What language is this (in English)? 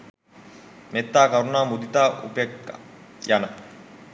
Sinhala